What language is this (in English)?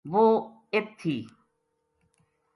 Gujari